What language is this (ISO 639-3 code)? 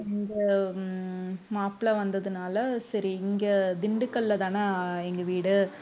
tam